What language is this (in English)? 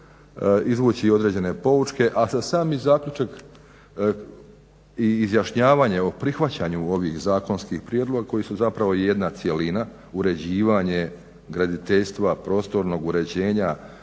Croatian